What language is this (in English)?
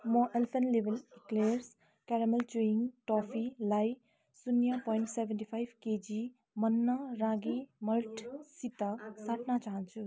Nepali